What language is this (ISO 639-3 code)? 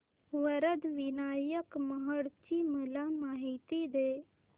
mar